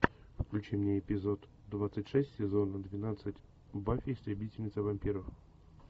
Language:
Russian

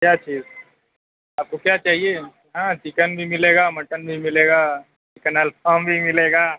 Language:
Urdu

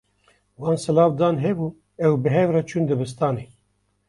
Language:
Kurdish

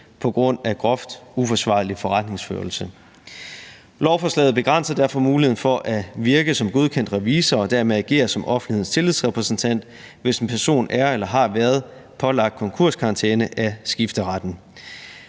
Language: Danish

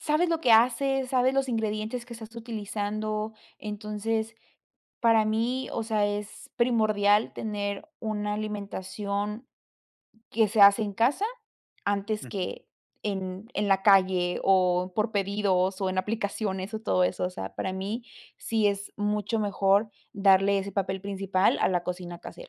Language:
Spanish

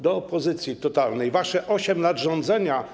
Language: Polish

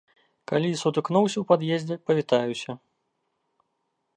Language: Belarusian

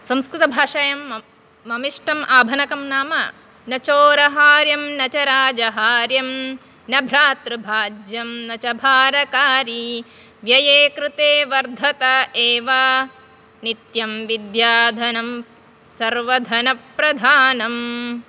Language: Sanskrit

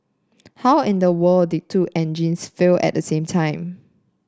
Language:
English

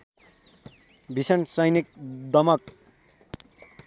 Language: Nepali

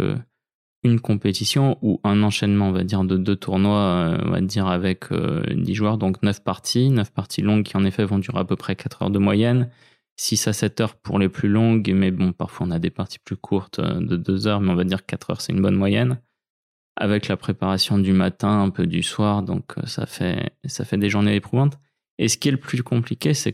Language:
French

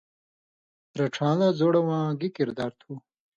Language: Indus Kohistani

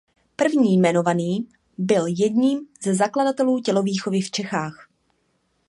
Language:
Czech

